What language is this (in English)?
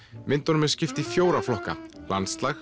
Icelandic